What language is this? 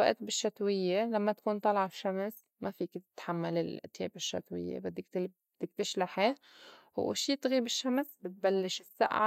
North Levantine Arabic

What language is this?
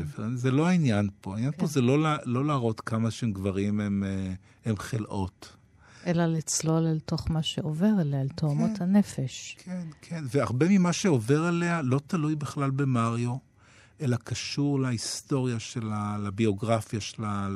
Hebrew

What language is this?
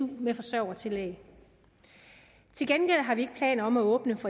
Danish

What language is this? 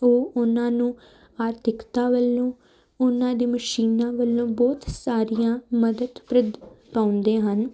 Punjabi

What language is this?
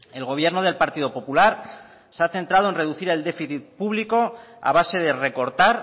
Spanish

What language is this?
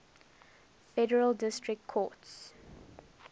English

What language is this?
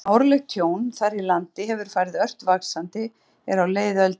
Icelandic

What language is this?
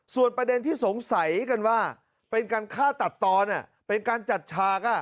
Thai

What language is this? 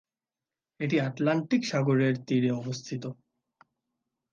Bangla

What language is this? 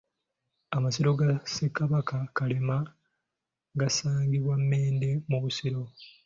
Ganda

